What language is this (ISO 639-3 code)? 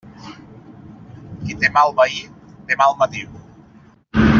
cat